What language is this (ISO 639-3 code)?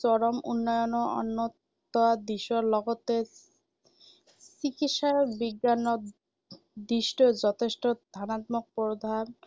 asm